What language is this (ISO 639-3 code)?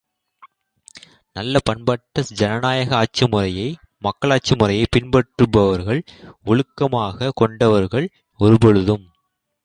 tam